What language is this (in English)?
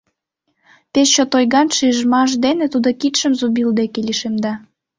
Mari